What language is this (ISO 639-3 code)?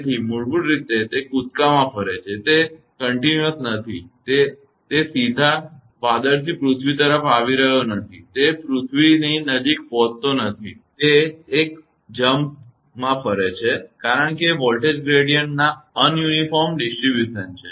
guj